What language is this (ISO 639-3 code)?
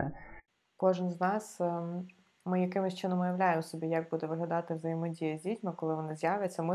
ukr